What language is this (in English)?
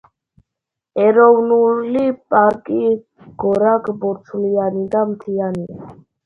Georgian